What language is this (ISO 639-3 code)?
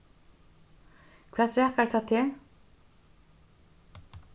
fao